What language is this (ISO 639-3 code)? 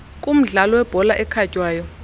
xho